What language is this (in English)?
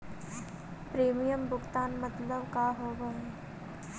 Magahi